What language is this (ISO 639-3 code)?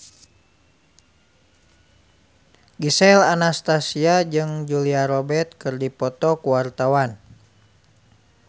sun